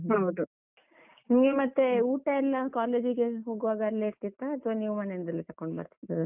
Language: Kannada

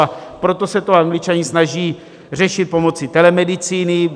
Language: Czech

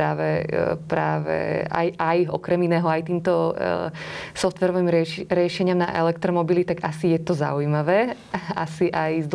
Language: Slovak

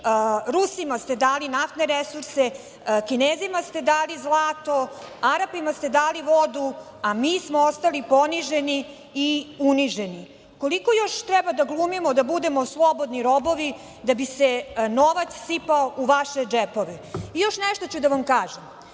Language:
Serbian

